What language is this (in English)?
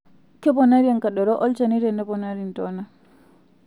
Masai